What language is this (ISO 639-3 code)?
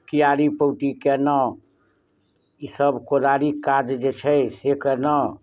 mai